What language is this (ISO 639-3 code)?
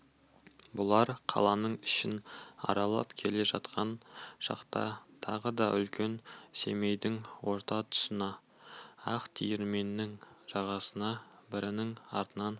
kaz